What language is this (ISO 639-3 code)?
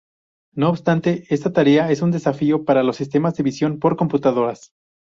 spa